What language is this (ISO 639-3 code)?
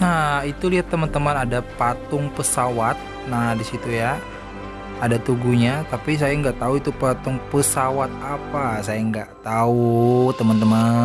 ind